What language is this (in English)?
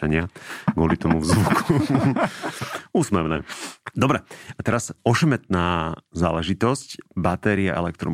Slovak